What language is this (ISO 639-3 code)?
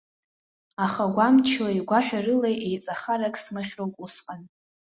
abk